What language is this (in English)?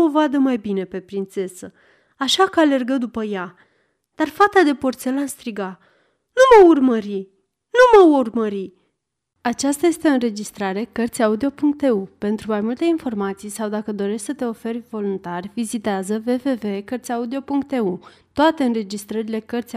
Romanian